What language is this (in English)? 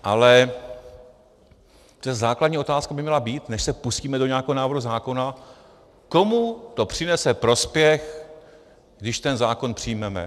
Czech